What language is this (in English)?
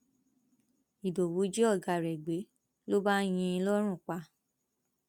Yoruba